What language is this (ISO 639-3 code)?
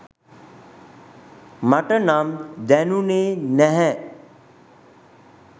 sin